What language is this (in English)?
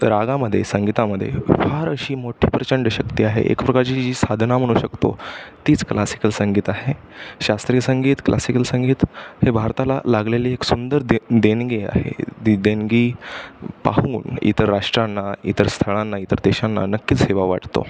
Marathi